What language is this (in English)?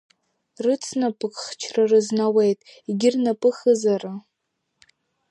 Abkhazian